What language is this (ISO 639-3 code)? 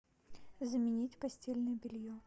rus